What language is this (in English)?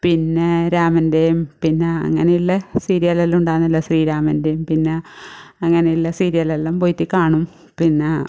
Malayalam